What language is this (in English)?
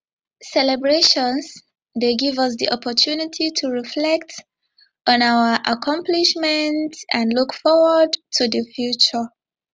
Nigerian Pidgin